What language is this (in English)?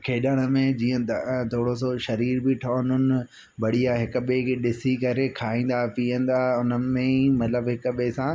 Sindhi